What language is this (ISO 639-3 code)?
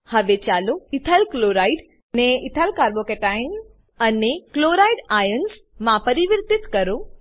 guj